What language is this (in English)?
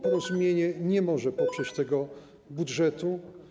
Polish